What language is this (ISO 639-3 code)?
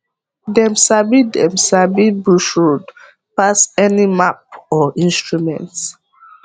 pcm